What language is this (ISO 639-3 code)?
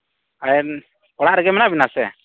sat